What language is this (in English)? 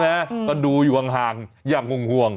Thai